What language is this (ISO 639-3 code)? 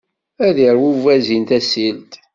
kab